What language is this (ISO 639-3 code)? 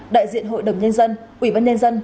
vie